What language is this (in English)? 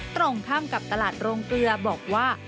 Thai